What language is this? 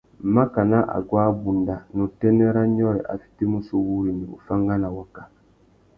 Tuki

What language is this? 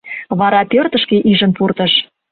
Mari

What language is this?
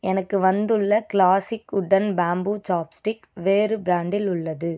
Tamil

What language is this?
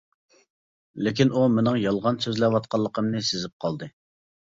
Uyghur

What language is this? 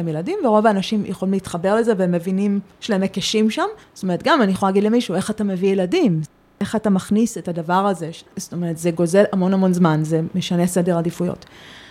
Hebrew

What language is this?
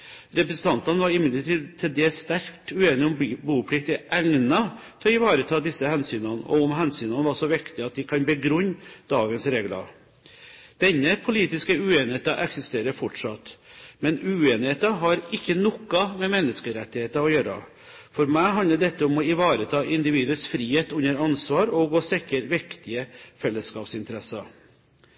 Norwegian Bokmål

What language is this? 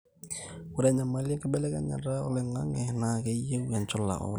Masai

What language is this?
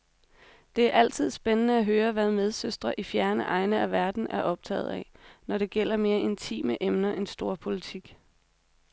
Danish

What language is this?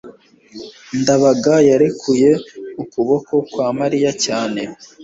Kinyarwanda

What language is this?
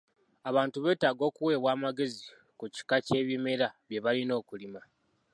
Ganda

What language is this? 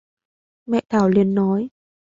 Vietnamese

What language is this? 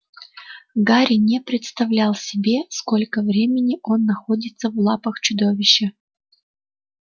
Russian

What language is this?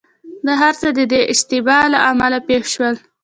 Pashto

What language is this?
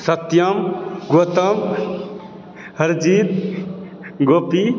Maithili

